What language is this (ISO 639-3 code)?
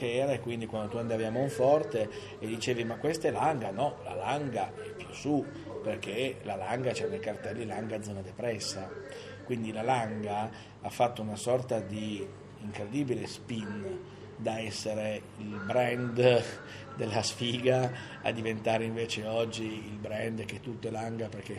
ita